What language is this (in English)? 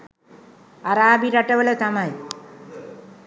Sinhala